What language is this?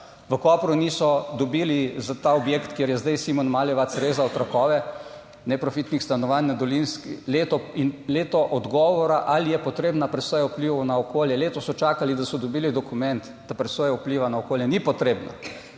Slovenian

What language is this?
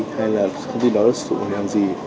Vietnamese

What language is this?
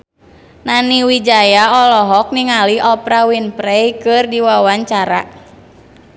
Sundanese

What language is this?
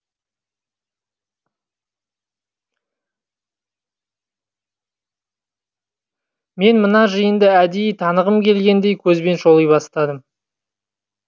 Kazakh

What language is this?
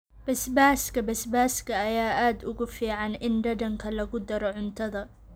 Somali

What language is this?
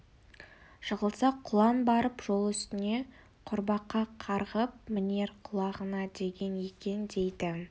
Kazakh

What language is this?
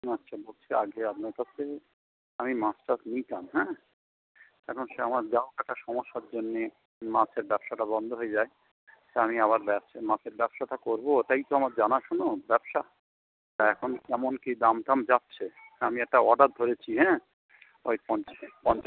Bangla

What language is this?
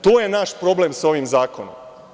Serbian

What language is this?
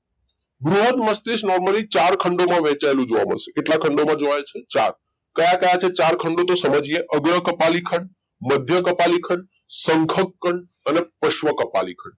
Gujarati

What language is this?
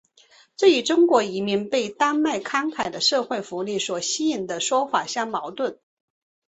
Chinese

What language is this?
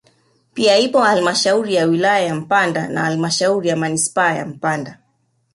Swahili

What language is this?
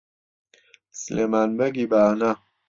Central Kurdish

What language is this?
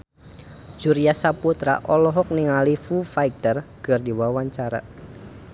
Sundanese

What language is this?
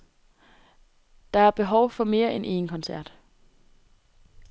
Danish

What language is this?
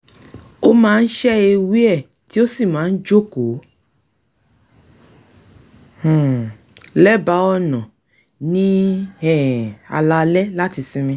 Yoruba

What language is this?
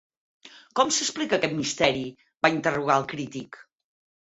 Catalan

